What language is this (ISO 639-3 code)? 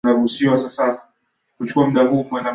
swa